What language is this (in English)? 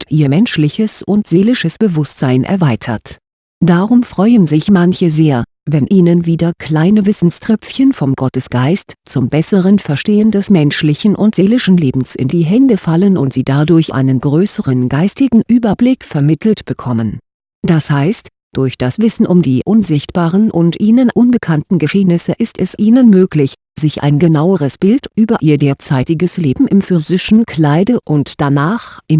German